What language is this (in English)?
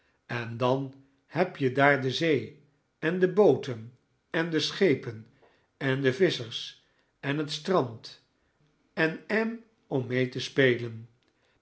Dutch